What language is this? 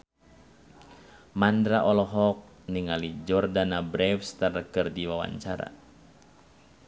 Sundanese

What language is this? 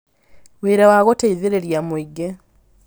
Kikuyu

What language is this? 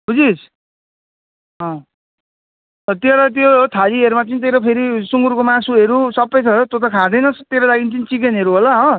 Nepali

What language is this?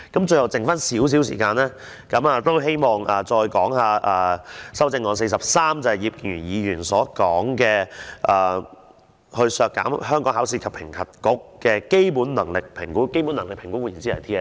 Cantonese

